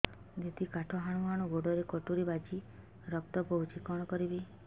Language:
Odia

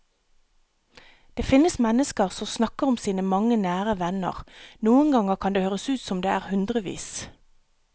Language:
Norwegian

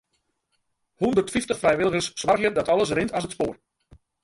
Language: Western Frisian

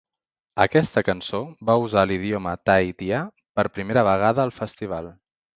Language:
Catalan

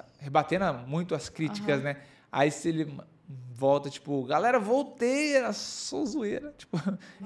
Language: Portuguese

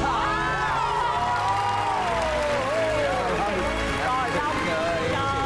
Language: Vietnamese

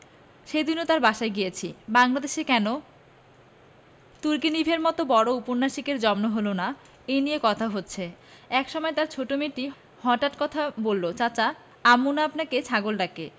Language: Bangla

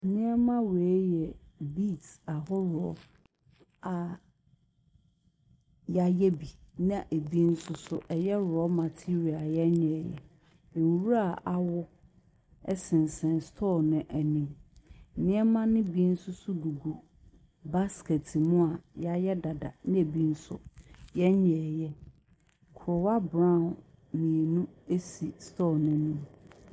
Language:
Akan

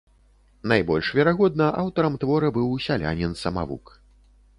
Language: Belarusian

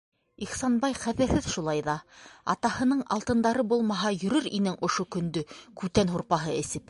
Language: Bashkir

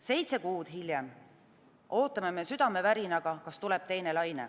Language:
Estonian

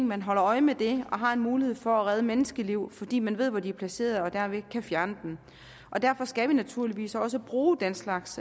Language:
Danish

